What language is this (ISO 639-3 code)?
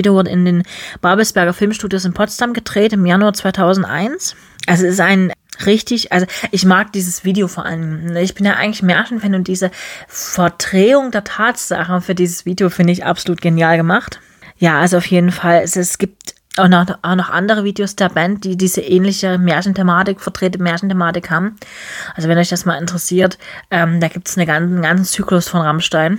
deu